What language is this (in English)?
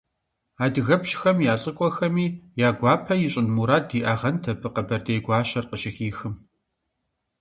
Kabardian